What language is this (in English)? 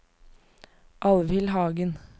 Norwegian